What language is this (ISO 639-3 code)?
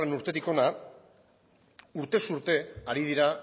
eus